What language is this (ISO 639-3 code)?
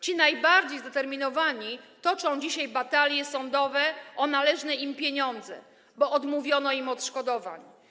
pol